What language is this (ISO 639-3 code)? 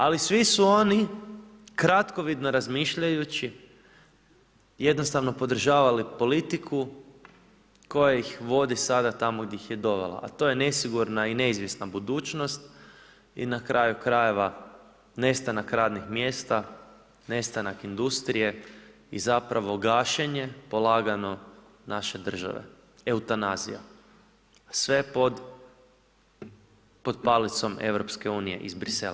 hrv